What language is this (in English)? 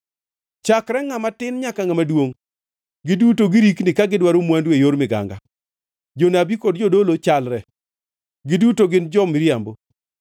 Luo (Kenya and Tanzania)